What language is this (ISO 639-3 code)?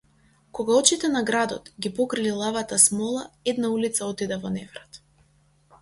mkd